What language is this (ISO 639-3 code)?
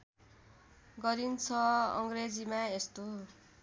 nep